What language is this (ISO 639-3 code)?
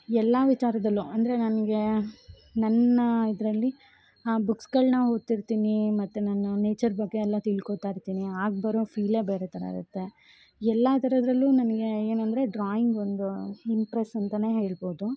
kan